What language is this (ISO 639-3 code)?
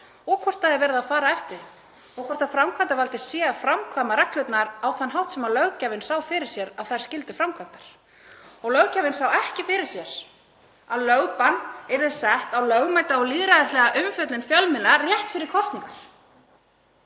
isl